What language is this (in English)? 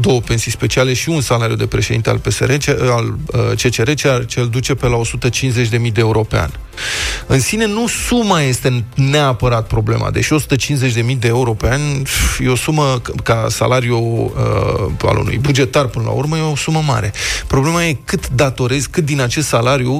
Romanian